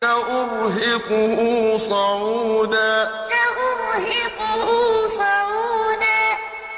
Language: Arabic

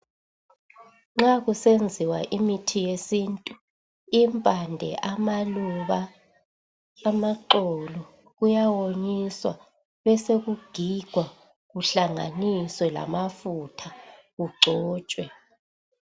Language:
North Ndebele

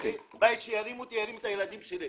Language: Hebrew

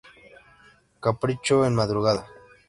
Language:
Spanish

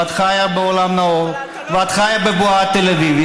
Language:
Hebrew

